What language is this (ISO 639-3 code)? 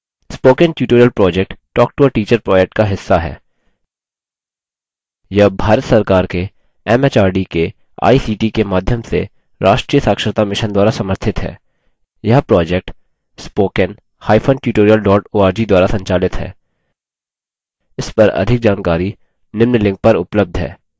hin